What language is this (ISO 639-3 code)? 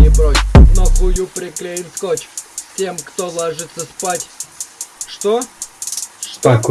rus